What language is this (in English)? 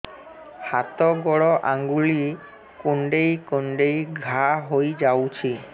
Odia